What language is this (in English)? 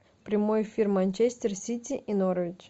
Russian